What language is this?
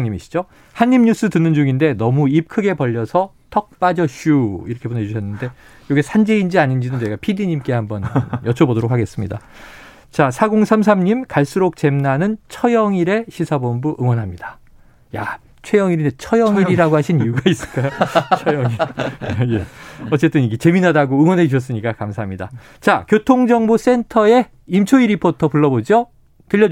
Korean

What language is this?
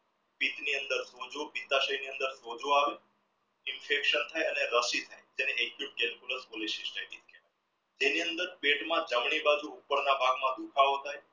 Gujarati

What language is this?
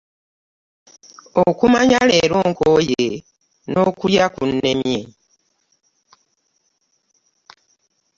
Ganda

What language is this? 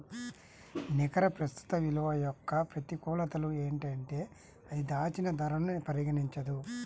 Telugu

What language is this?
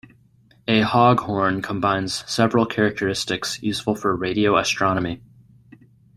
English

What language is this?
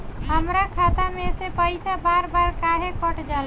Bhojpuri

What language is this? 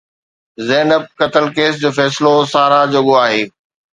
Sindhi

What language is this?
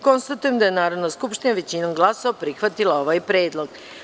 Serbian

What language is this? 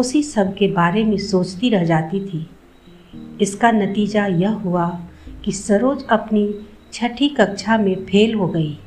Hindi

